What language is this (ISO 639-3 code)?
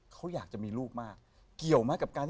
tha